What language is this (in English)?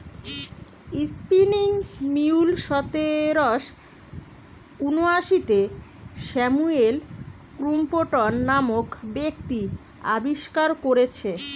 Bangla